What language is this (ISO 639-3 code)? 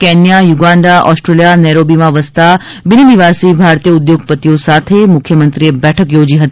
guj